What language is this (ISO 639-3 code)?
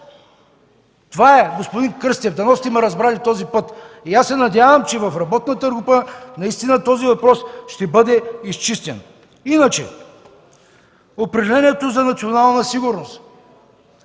bul